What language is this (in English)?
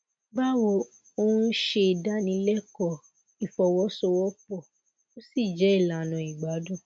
Yoruba